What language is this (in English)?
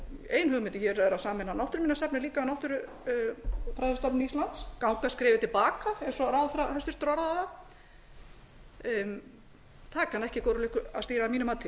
Icelandic